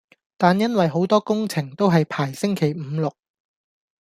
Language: Cantonese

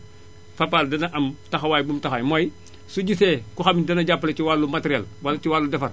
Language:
Wolof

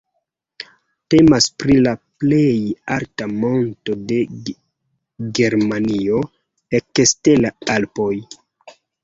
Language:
Esperanto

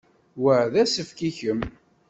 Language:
Kabyle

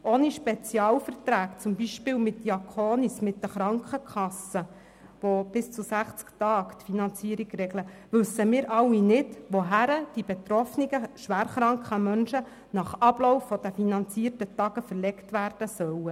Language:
Swiss German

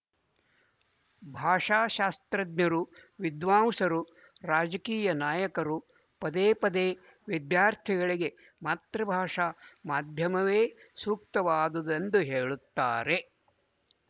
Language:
Kannada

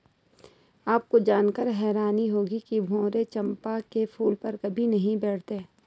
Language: Hindi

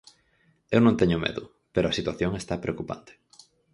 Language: Galician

